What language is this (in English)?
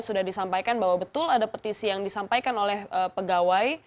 Indonesian